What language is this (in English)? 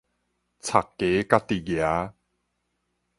Min Nan Chinese